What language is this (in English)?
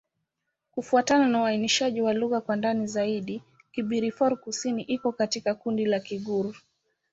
Swahili